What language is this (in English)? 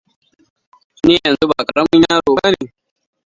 Hausa